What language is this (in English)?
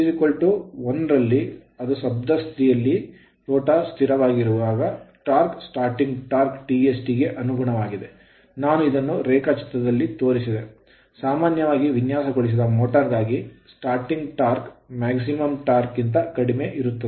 Kannada